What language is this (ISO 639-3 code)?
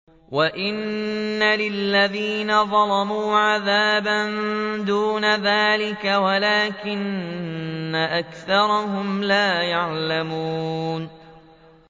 ara